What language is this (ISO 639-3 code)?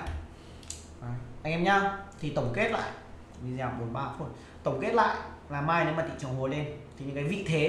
vie